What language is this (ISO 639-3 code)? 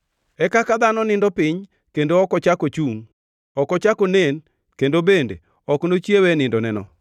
luo